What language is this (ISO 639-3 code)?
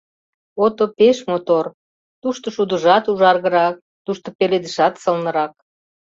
chm